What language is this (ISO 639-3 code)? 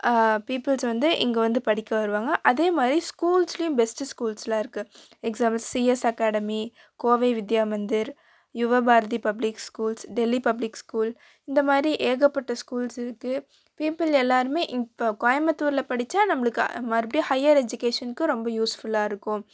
tam